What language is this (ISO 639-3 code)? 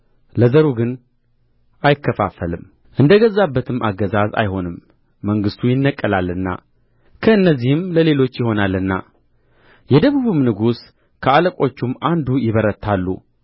amh